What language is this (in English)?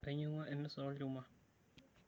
Masai